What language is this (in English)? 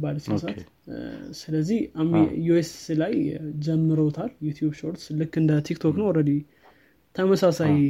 Amharic